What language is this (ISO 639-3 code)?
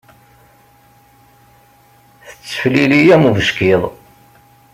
kab